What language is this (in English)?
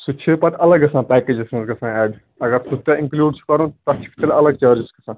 Kashmiri